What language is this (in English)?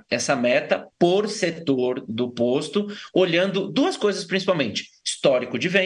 Portuguese